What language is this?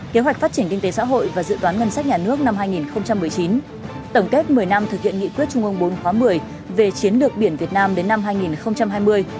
Vietnamese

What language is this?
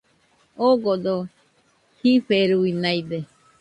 Nüpode Huitoto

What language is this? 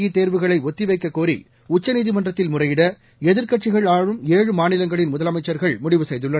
Tamil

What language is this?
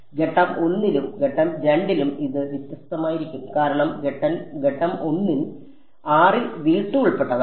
Malayalam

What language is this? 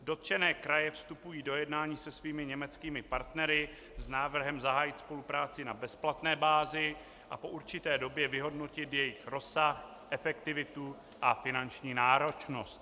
Czech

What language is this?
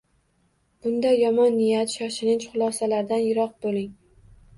Uzbek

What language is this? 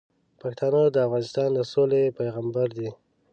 Pashto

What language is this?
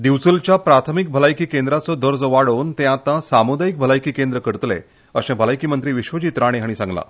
Konkani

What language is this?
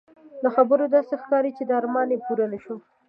Pashto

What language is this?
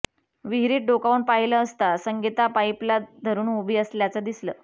Marathi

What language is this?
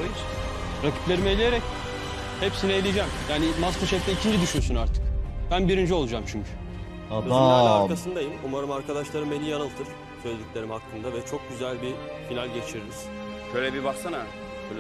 Turkish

